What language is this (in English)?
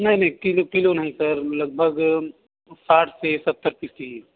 Hindi